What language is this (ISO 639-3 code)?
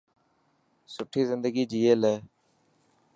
mki